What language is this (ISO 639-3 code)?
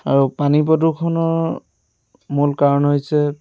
asm